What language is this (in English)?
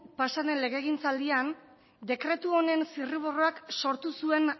Basque